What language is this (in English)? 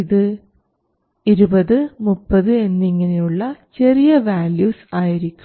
Malayalam